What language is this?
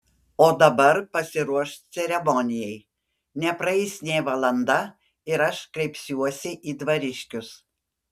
Lithuanian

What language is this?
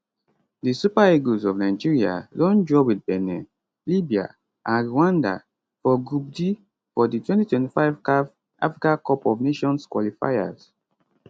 Nigerian Pidgin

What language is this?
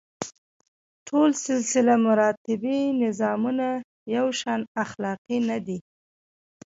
Pashto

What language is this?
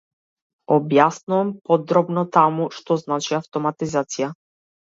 Macedonian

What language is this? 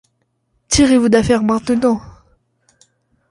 French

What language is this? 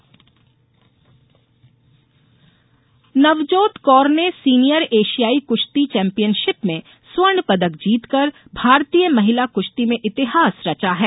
Hindi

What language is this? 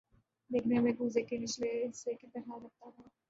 Urdu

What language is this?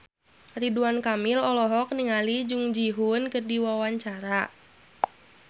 Sundanese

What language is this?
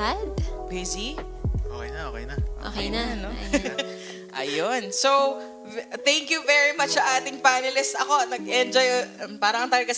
Filipino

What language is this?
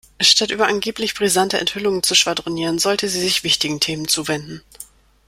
German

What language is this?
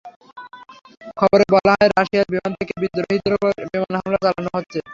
Bangla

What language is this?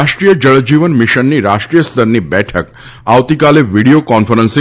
Gujarati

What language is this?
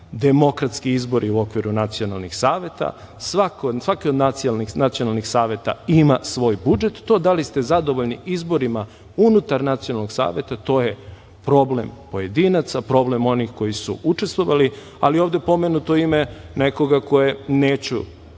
Serbian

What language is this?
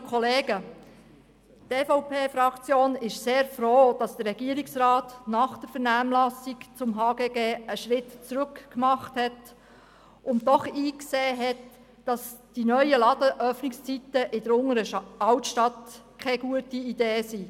Swiss German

